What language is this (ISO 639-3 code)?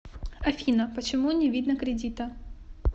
rus